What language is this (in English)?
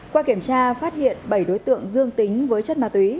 Vietnamese